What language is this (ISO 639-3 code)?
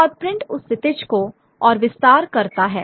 hin